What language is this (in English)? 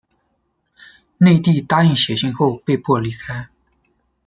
Chinese